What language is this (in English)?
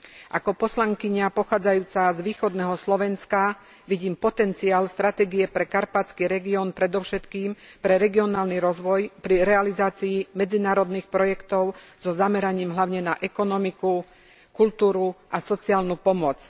Slovak